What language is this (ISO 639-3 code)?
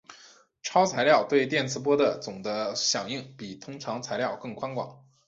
zho